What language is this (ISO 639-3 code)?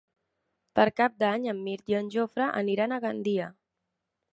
cat